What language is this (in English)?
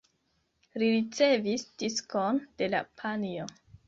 Esperanto